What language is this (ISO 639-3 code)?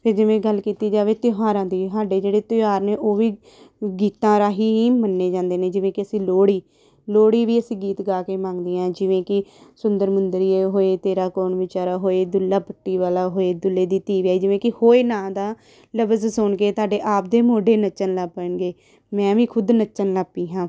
pan